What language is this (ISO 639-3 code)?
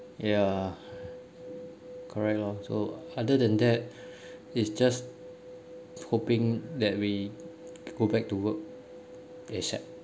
eng